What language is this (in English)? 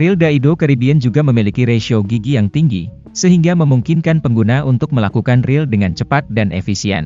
Indonesian